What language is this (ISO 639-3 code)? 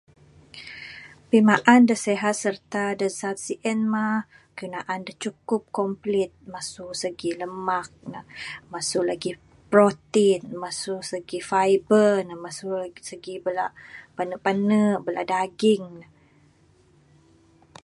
sdo